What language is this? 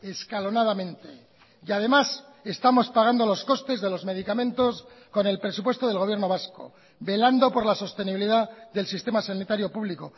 Spanish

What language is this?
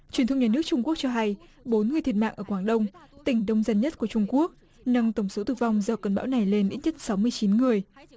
Vietnamese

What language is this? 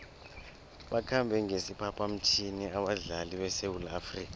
South Ndebele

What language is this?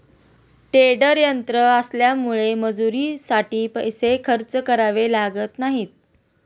Marathi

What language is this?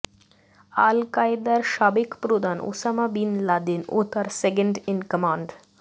Bangla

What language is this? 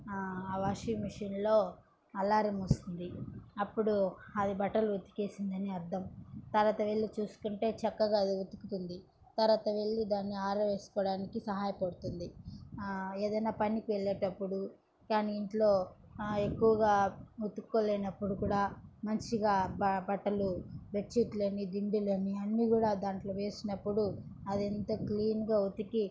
Telugu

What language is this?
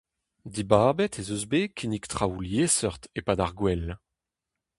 Breton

